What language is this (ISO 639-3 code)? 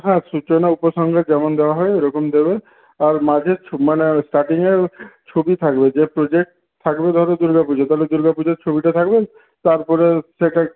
ben